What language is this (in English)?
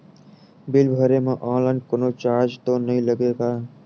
Chhattisgarhi